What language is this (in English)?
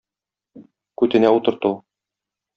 Tatar